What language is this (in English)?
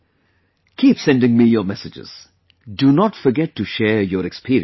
English